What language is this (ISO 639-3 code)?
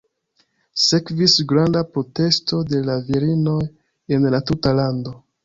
epo